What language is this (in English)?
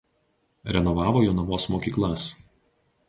Lithuanian